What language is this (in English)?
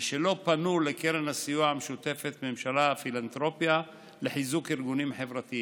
Hebrew